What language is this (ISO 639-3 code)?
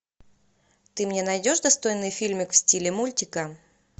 rus